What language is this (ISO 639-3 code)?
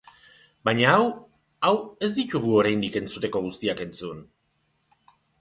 eus